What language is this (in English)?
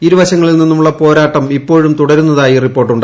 Malayalam